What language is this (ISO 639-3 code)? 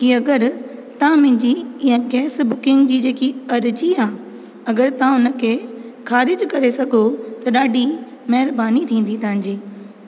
snd